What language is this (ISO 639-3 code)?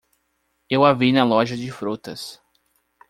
por